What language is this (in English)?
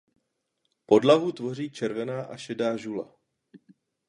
Czech